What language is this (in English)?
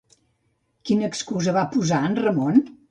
Catalan